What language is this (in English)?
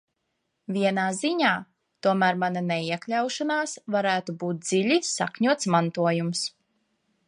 Latvian